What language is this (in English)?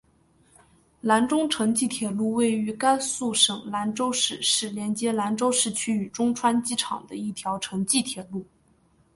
Chinese